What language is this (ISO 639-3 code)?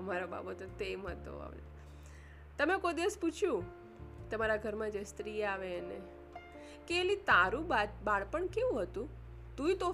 guj